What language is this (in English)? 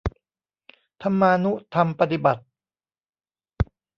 Thai